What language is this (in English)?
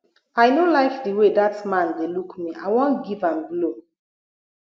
Nigerian Pidgin